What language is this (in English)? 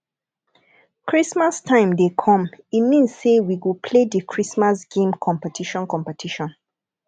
Nigerian Pidgin